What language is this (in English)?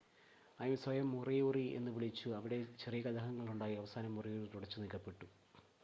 Malayalam